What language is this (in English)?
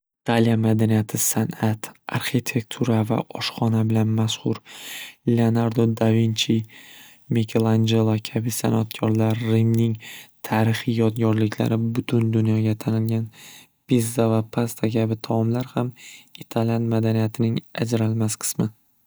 Uzbek